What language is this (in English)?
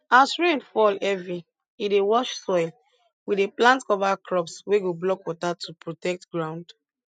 Nigerian Pidgin